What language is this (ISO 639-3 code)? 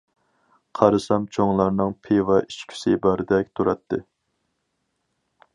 uig